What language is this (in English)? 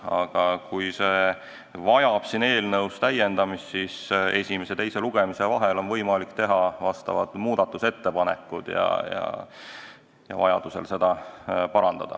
Estonian